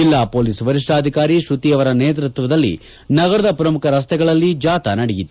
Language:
Kannada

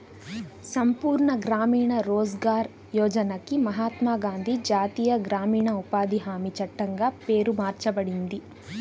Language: Telugu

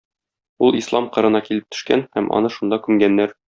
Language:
Tatar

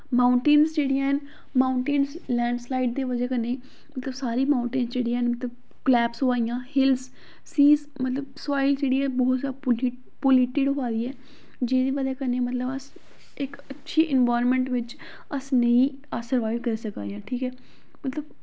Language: Dogri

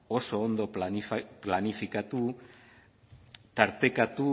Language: Basque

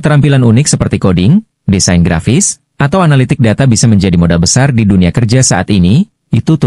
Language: Indonesian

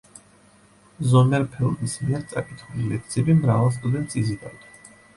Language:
Georgian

